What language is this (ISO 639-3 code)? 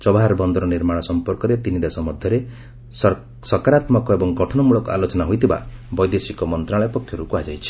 ori